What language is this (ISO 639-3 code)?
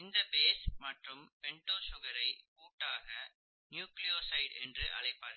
tam